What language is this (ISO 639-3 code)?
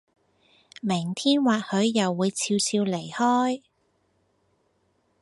yue